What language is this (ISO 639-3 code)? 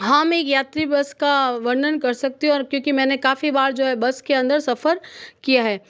hin